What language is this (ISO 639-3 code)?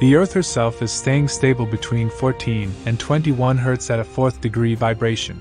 eng